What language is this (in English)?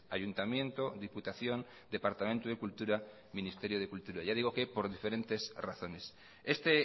Spanish